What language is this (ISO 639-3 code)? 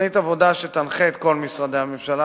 heb